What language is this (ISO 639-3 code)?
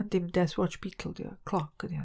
cym